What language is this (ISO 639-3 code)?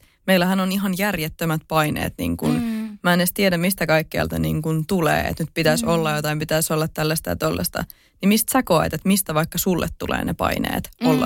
fin